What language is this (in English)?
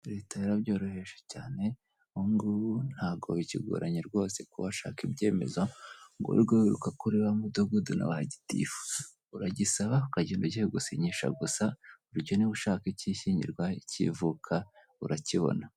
Kinyarwanda